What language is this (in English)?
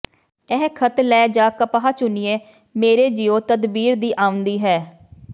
Punjabi